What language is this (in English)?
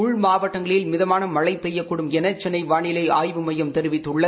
Tamil